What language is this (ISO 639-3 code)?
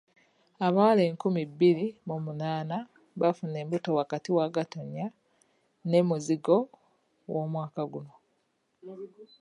lug